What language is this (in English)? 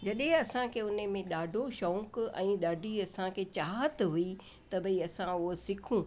Sindhi